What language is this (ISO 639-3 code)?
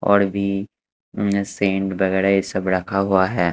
hin